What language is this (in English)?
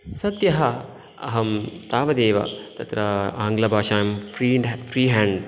Sanskrit